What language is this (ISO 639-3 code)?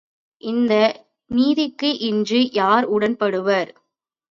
tam